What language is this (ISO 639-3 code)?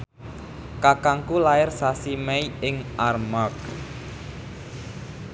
jav